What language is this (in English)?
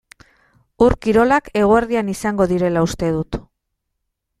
Basque